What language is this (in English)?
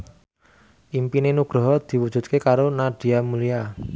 Javanese